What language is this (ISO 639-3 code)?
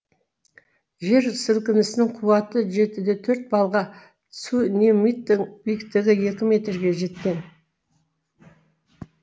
kaz